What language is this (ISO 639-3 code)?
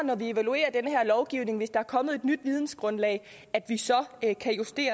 dan